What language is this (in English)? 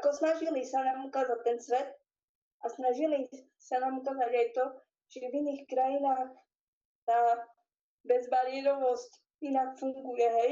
Slovak